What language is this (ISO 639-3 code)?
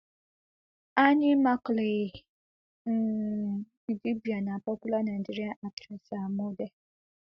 pcm